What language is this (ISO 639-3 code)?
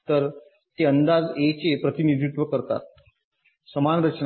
mar